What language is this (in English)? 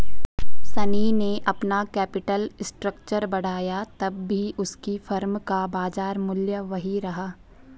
Hindi